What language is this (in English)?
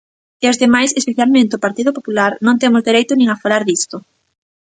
Galician